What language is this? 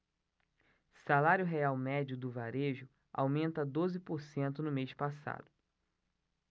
Portuguese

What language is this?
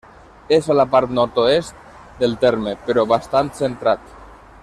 Catalan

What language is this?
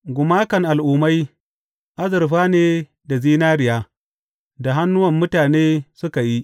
Hausa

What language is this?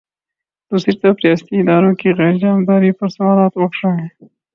Urdu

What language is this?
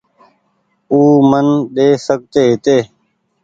Goaria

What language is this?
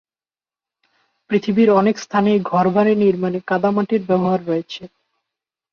Bangla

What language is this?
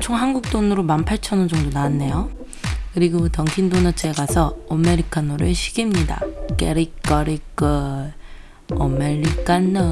Korean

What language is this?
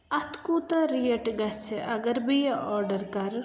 Kashmiri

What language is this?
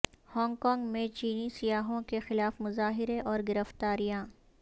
Urdu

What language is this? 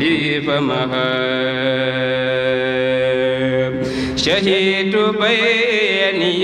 Arabic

